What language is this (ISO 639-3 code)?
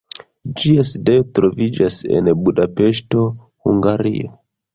epo